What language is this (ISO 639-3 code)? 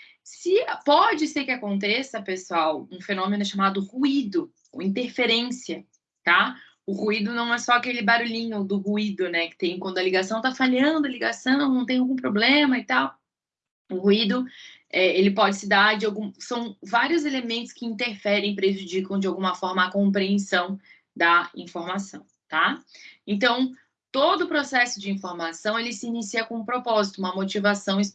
por